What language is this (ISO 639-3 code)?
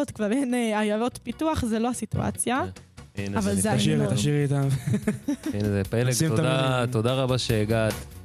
heb